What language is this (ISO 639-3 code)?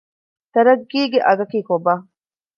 div